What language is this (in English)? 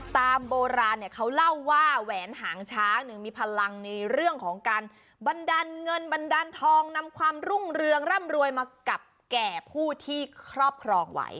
Thai